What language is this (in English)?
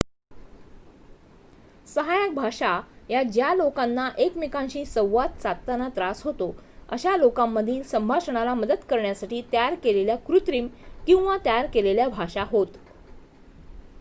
Marathi